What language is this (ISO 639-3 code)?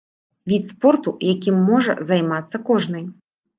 bel